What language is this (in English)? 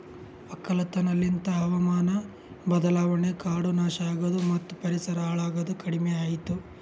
Kannada